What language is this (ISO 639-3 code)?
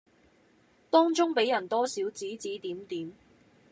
yue